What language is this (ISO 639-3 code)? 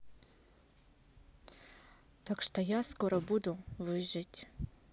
rus